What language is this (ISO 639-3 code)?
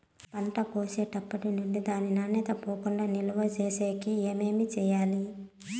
tel